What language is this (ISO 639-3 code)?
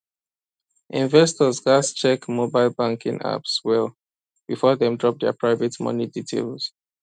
pcm